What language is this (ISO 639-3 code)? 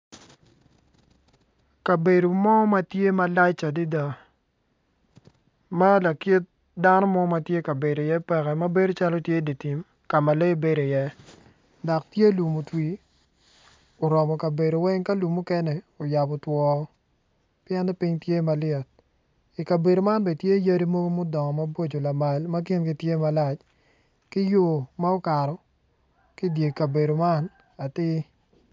ach